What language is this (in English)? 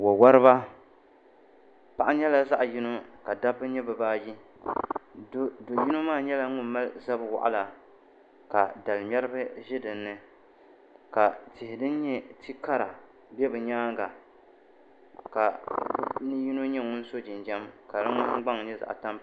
Dagbani